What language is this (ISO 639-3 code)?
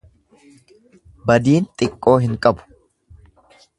orm